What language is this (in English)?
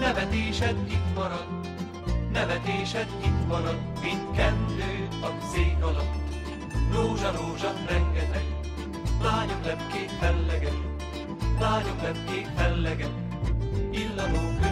Hungarian